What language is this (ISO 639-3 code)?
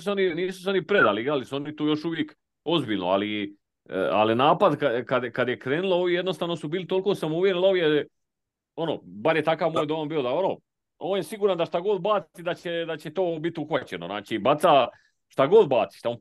hrv